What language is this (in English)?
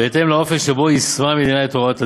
Hebrew